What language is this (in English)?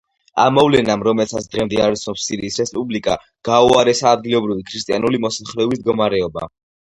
Georgian